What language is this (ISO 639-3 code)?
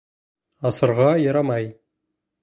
bak